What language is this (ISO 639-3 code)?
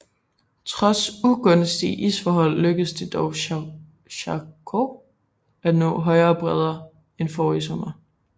dan